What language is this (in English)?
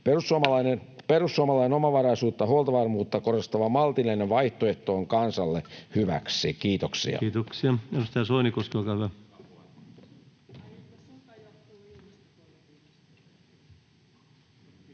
Finnish